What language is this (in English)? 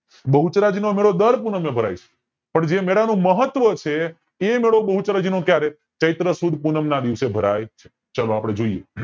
Gujarati